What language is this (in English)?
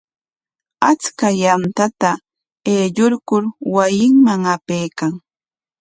Corongo Ancash Quechua